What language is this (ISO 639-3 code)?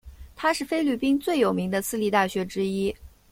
zho